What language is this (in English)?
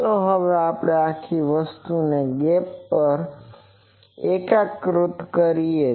Gujarati